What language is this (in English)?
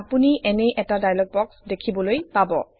Assamese